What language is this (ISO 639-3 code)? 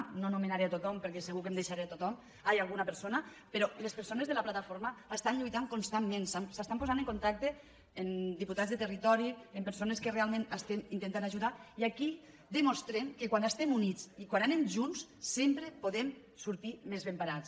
cat